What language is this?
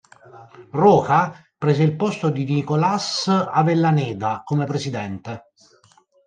Italian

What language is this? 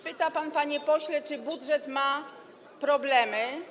Polish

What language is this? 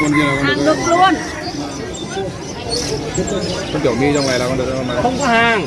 Vietnamese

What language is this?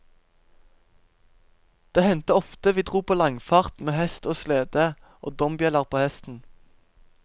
Norwegian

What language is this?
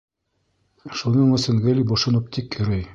Bashkir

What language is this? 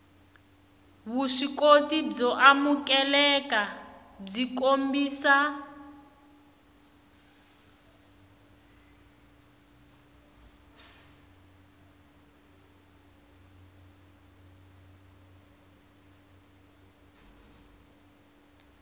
Tsonga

